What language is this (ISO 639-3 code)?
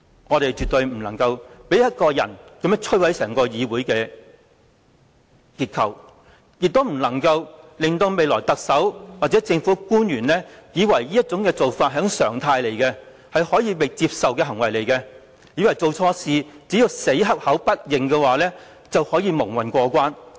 yue